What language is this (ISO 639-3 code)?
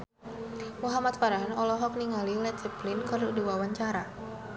sun